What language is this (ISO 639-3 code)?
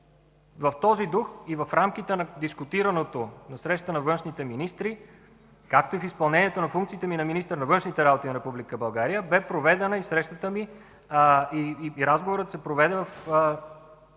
bul